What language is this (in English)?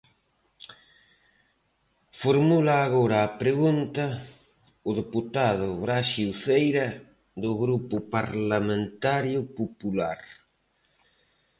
Galician